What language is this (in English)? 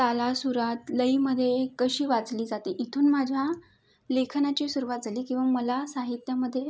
Marathi